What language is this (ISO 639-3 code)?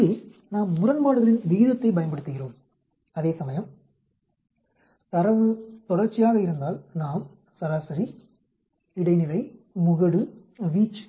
tam